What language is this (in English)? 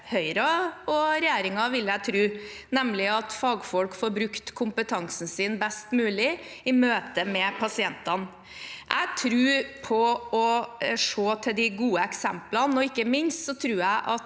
Norwegian